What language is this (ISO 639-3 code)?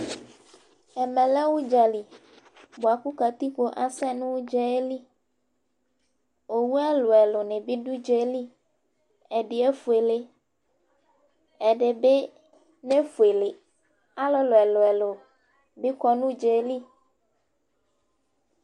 kpo